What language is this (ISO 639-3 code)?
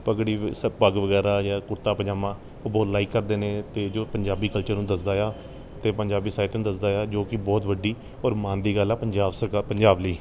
pan